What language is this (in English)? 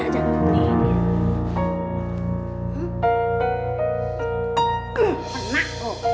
Indonesian